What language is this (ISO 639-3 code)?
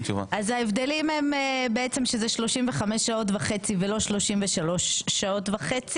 heb